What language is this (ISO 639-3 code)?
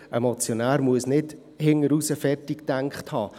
gsw